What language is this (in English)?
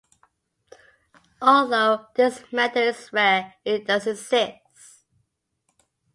English